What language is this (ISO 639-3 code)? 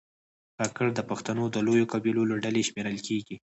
pus